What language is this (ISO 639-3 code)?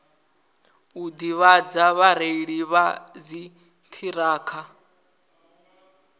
ven